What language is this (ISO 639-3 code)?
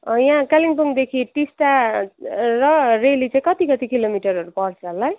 nep